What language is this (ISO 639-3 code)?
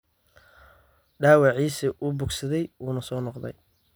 som